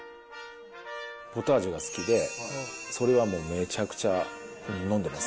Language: Japanese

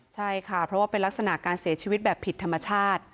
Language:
Thai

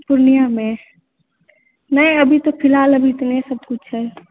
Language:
Maithili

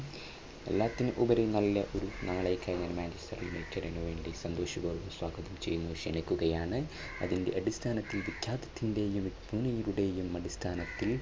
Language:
Malayalam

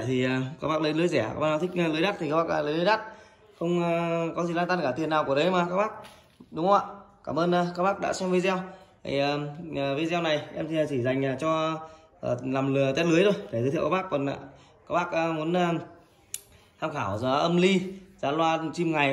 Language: Vietnamese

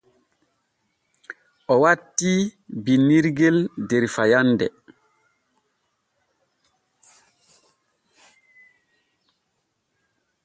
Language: Borgu Fulfulde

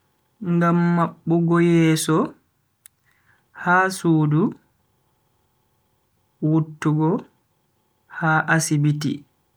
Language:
Bagirmi Fulfulde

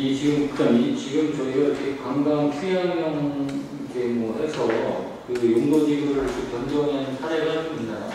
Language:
Korean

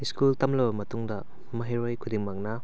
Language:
Manipuri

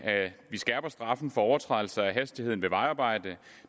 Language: Danish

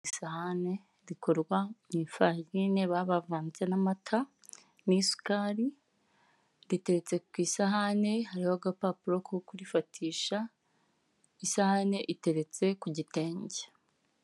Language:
Kinyarwanda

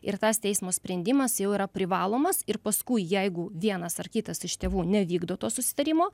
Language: Lithuanian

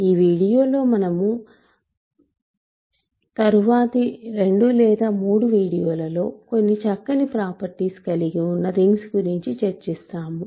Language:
Telugu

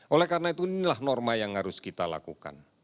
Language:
Indonesian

